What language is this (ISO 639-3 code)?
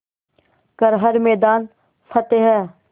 hin